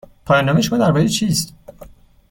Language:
Persian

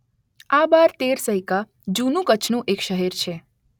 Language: Gujarati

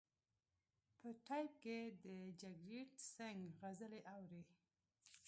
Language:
Pashto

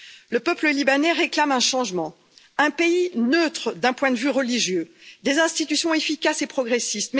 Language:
French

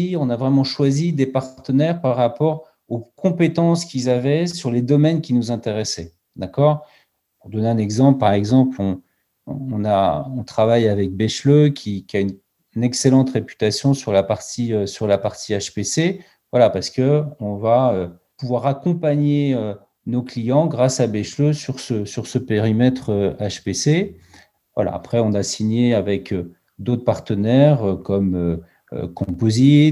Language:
French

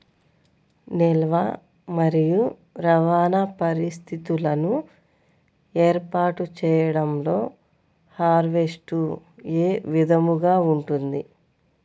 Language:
Telugu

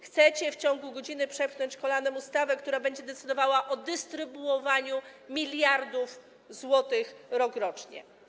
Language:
Polish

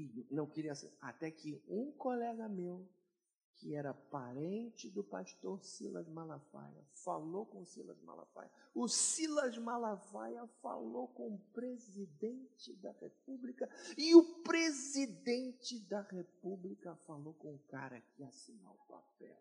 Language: Portuguese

